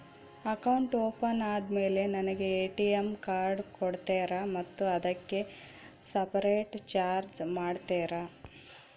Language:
Kannada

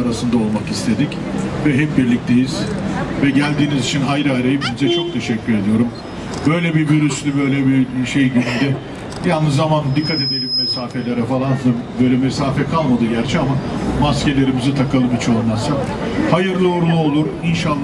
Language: Turkish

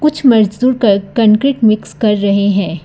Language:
Hindi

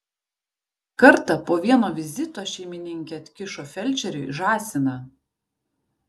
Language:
Lithuanian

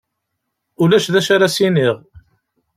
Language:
Kabyle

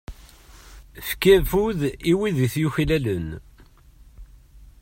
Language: Kabyle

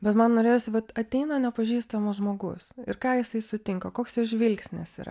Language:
Lithuanian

